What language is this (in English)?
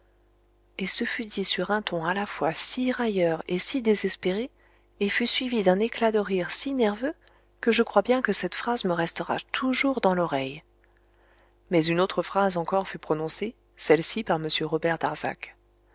French